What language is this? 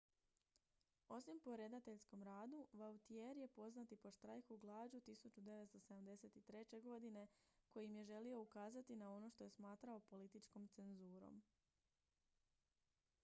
Croatian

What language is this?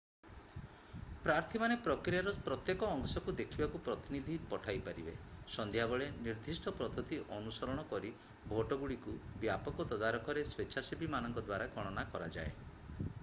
Odia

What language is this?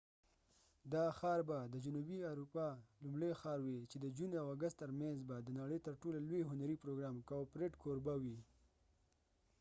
Pashto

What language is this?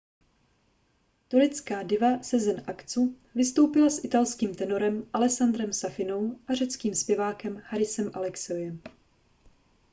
Czech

